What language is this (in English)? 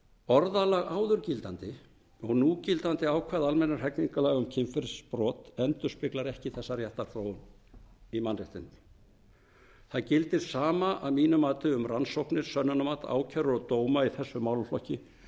Icelandic